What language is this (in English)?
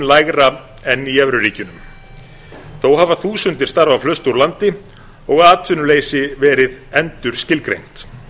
Icelandic